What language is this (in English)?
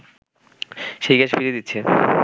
Bangla